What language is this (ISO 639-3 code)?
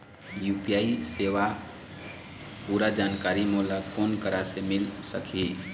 hne